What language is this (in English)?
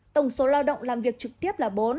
Vietnamese